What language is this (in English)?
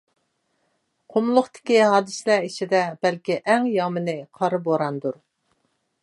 Uyghur